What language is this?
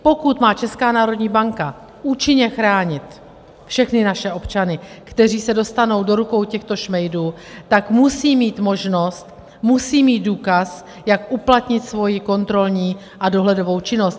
Czech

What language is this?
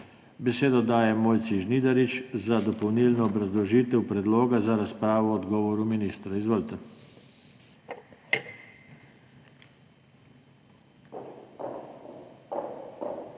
Slovenian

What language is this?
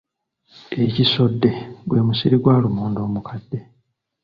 Ganda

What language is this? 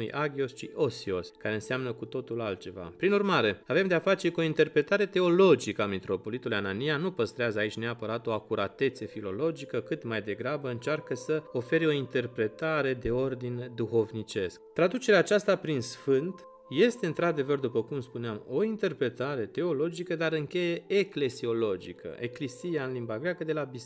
Romanian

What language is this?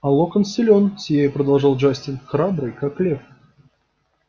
Russian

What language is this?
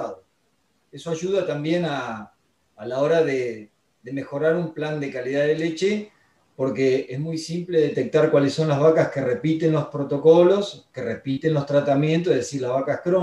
Spanish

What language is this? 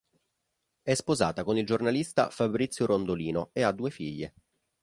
Italian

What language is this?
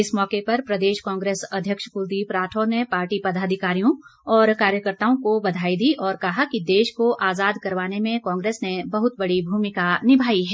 Hindi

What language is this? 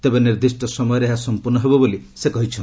Odia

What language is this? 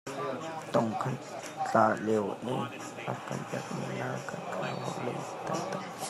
Hakha Chin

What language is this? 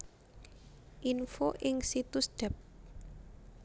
Javanese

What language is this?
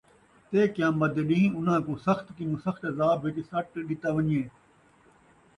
Saraiki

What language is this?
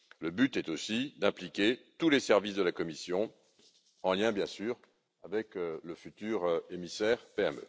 French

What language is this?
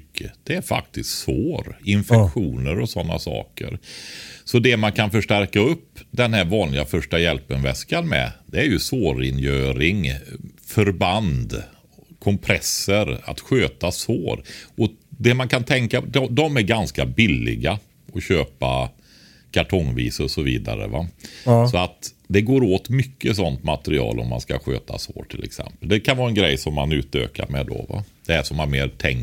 Swedish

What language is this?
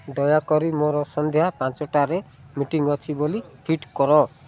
Odia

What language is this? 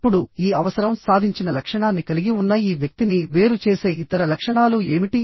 Telugu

